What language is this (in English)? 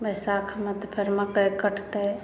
Maithili